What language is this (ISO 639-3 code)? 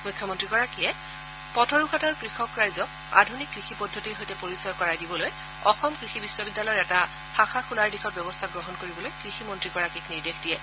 asm